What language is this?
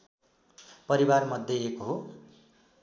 Nepali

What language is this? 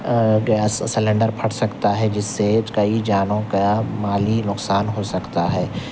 Urdu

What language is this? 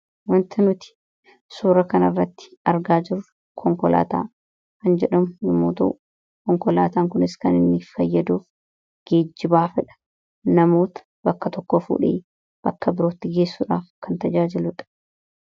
Oromo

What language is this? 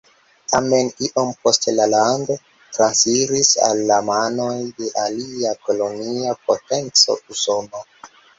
Esperanto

